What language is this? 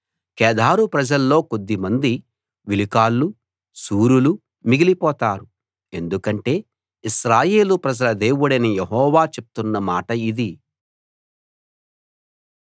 Telugu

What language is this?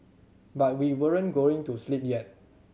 English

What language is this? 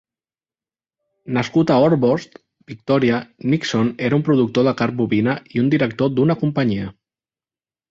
Catalan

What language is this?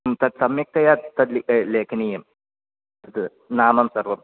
Sanskrit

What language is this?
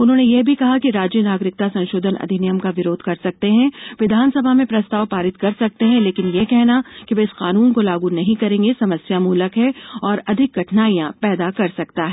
Hindi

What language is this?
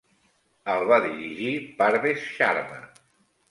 Catalan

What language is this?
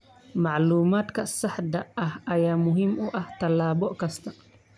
Somali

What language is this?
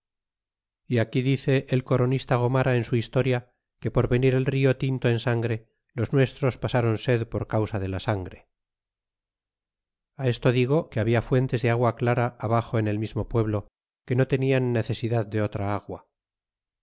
Spanish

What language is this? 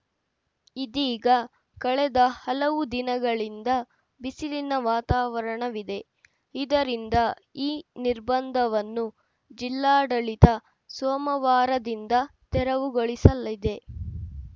Kannada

